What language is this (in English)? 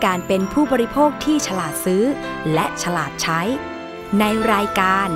Thai